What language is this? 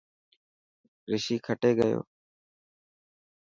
Dhatki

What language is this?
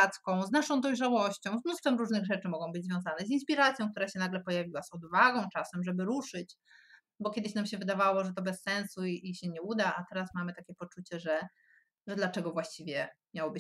Polish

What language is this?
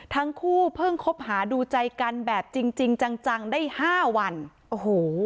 Thai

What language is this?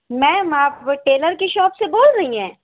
Urdu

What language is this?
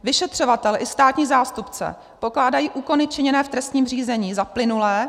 Czech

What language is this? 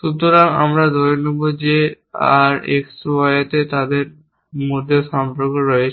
Bangla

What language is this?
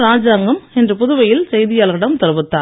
Tamil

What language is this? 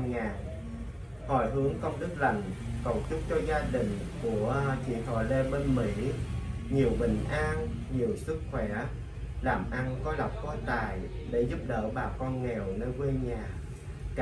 Vietnamese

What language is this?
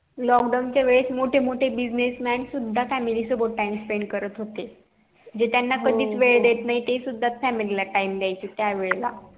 Marathi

